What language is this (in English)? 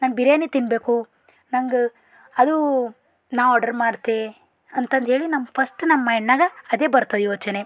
Kannada